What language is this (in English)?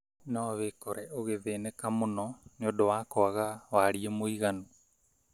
Kikuyu